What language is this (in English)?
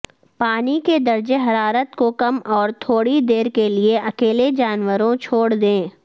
Urdu